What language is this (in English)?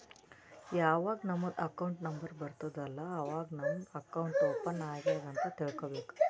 Kannada